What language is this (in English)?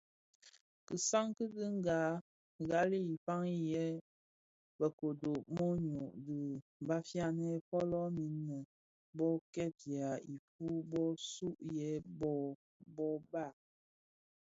Bafia